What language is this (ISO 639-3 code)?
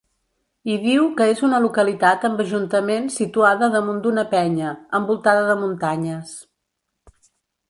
cat